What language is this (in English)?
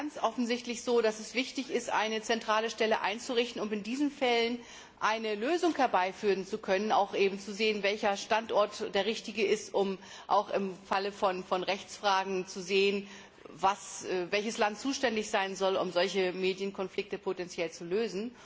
German